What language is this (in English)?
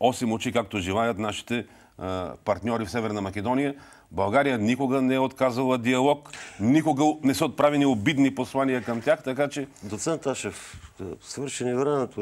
Bulgarian